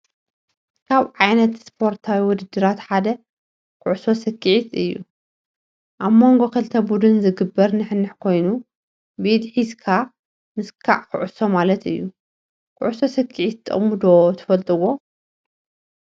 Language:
Tigrinya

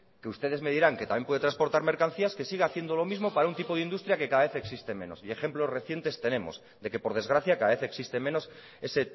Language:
Spanish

